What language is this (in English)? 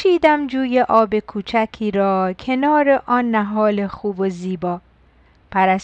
Persian